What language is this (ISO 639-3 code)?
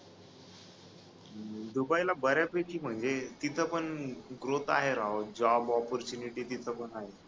mar